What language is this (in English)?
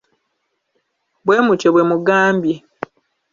Ganda